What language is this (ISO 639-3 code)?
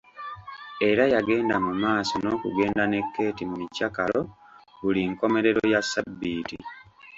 lug